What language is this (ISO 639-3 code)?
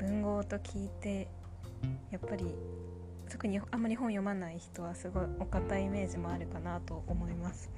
jpn